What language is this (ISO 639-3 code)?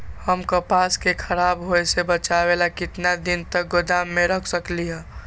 mag